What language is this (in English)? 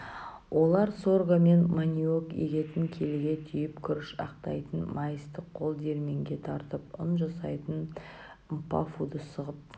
Kazakh